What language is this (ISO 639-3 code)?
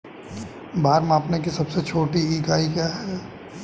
hin